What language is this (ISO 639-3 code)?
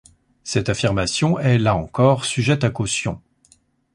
fra